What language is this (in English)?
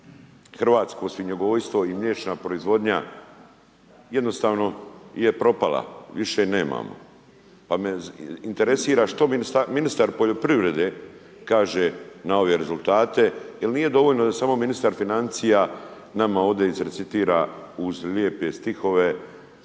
Croatian